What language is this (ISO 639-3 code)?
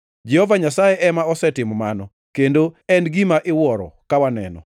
luo